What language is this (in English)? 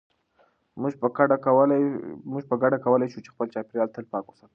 Pashto